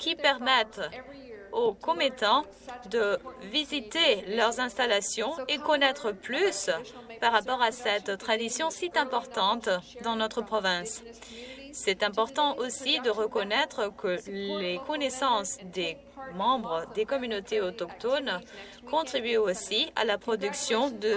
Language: French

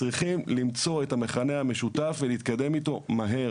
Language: Hebrew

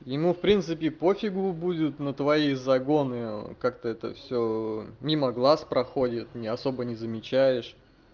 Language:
Russian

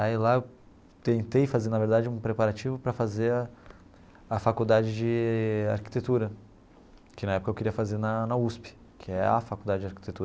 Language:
Portuguese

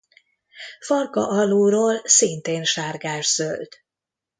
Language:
Hungarian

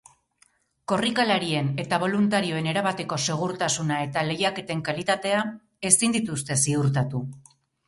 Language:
Basque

